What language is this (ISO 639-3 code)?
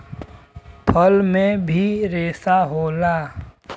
bho